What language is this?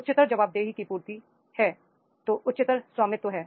Hindi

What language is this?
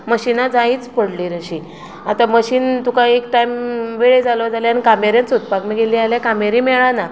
Konkani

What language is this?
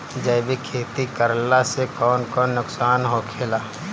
Bhojpuri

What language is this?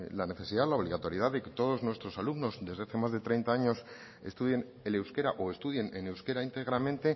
Spanish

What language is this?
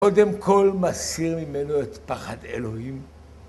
Hebrew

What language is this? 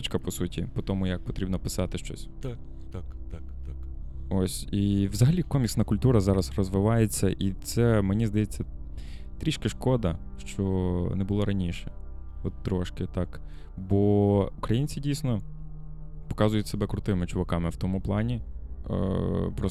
Ukrainian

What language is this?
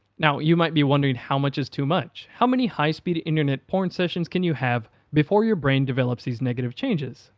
English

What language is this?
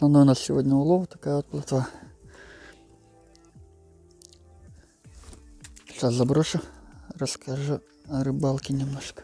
Russian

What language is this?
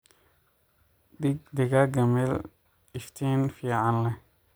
Somali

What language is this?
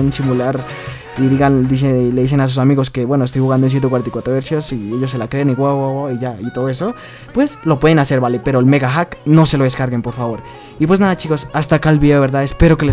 Spanish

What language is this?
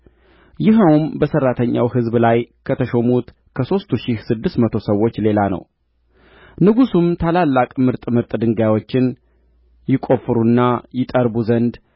Amharic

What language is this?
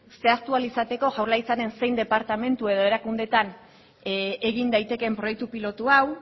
Basque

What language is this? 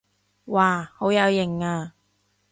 Cantonese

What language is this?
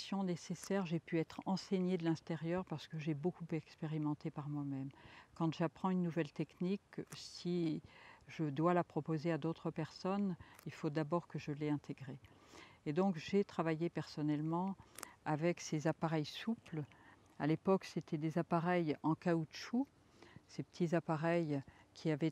French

